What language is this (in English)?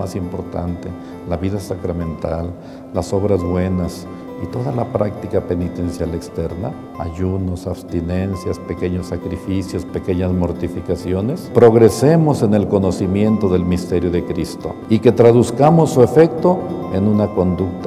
Spanish